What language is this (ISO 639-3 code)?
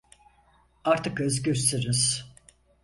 tur